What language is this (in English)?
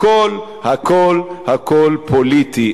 Hebrew